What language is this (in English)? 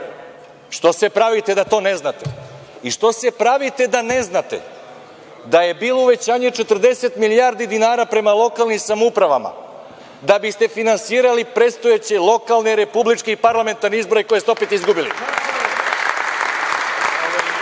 Serbian